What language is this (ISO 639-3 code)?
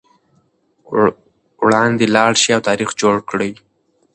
pus